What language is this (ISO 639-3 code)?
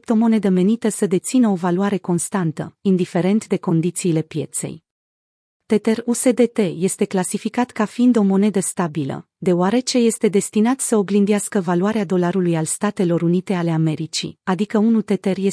ron